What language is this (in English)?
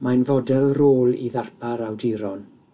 Welsh